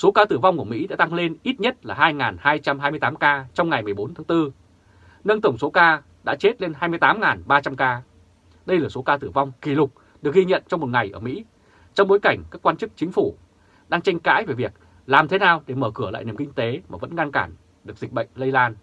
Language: Vietnamese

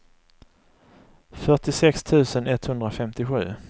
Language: Swedish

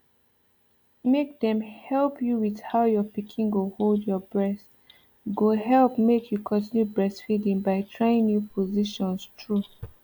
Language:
Nigerian Pidgin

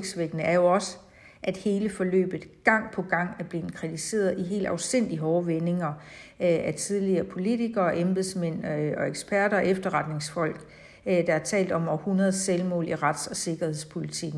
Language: Danish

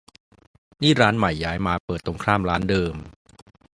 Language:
Thai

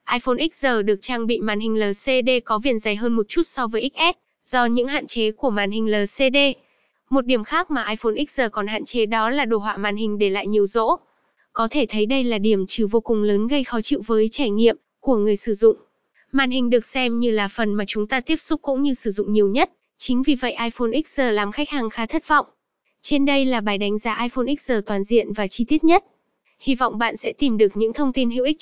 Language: Vietnamese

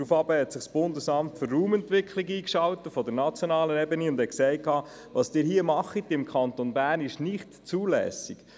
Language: Swiss German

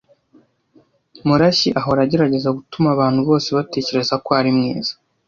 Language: Kinyarwanda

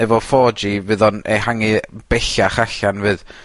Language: Welsh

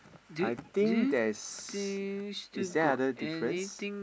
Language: English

